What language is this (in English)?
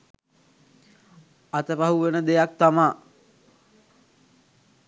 Sinhala